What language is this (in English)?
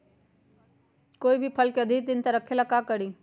Magahi